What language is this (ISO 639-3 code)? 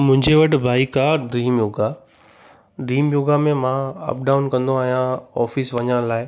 snd